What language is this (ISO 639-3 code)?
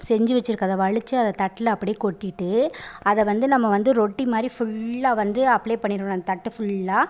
tam